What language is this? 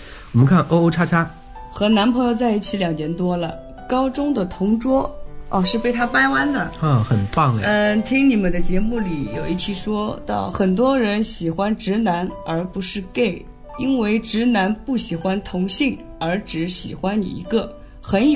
Chinese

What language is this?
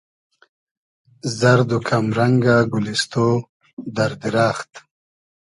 Hazaragi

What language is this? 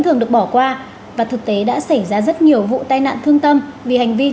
Vietnamese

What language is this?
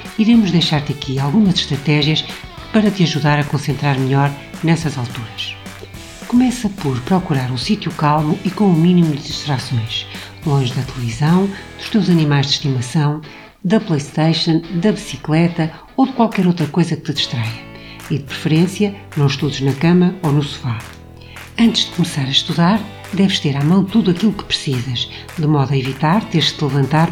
Portuguese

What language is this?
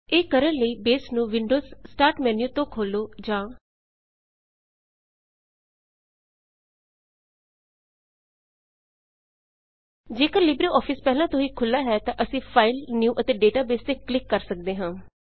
Punjabi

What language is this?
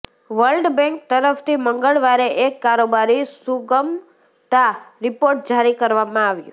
Gujarati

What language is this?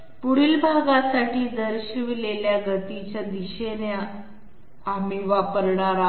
Marathi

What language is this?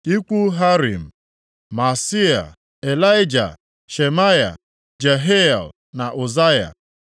Igbo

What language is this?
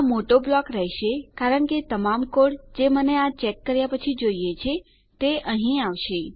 Gujarati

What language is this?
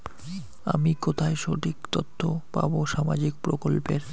Bangla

